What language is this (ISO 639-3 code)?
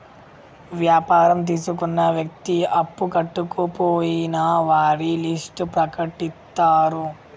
tel